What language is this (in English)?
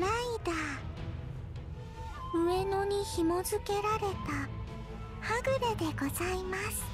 Japanese